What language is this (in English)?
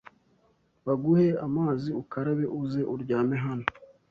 Kinyarwanda